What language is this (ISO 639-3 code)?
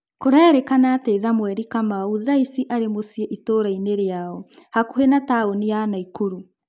kik